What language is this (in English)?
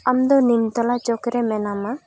Santali